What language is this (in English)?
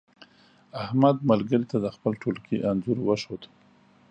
Pashto